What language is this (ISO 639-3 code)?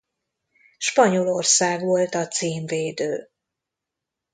hun